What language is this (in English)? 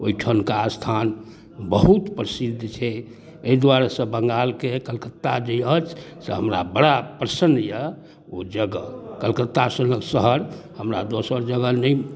Maithili